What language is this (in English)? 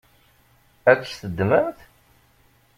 Kabyle